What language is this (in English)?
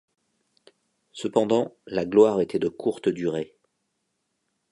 French